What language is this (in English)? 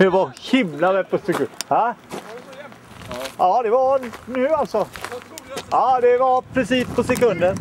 Swedish